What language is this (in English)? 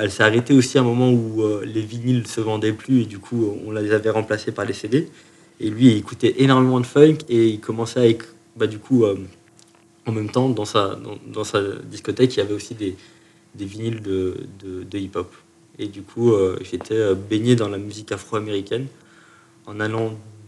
French